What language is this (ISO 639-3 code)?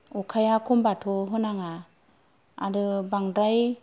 brx